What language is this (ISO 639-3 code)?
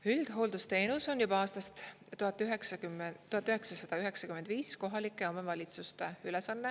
est